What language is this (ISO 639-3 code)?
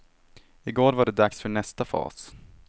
swe